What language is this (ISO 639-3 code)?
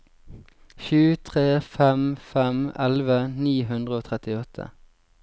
nor